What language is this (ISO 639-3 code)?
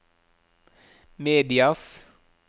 nor